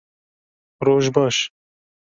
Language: Kurdish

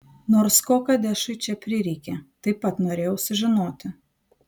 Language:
Lithuanian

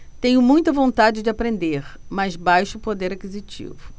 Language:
Portuguese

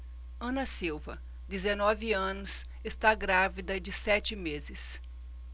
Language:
Portuguese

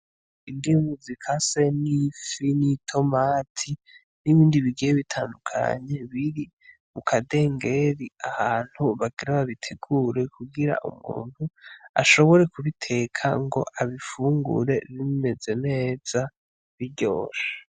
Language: Rundi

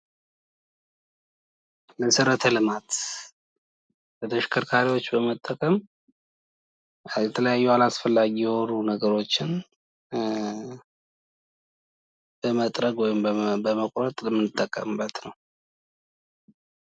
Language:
Amharic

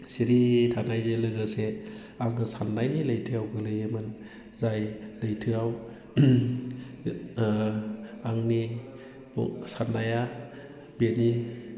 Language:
Bodo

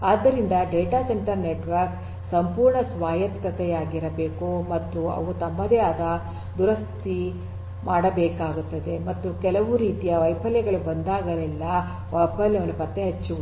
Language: Kannada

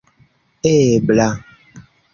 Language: Esperanto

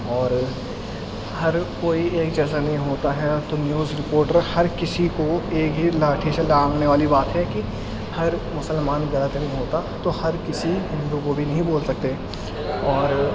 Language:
Urdu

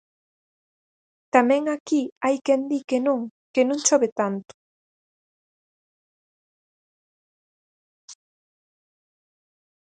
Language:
Galician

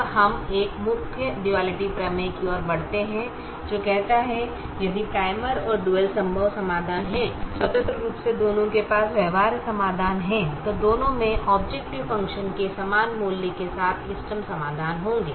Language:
Hindi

